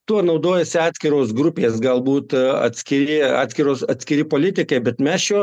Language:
Lithuanian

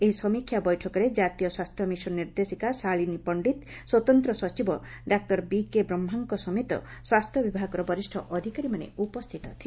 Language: Odia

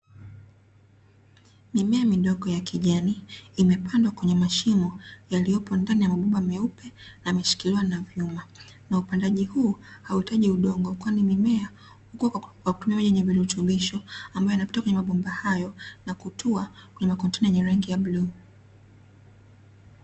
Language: Swahili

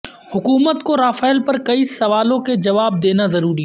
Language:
Urdu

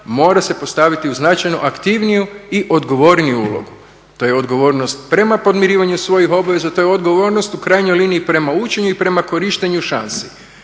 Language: Croatian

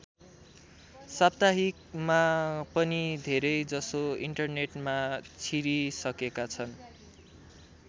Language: Nepali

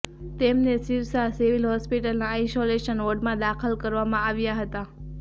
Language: Gujarati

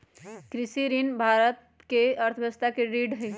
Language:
Magahi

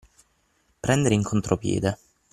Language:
Italian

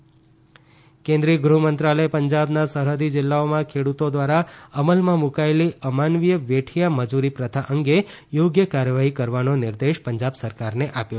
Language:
Gujarati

